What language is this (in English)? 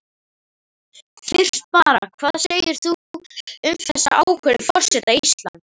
Icelandic